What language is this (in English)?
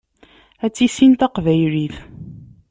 Kabyle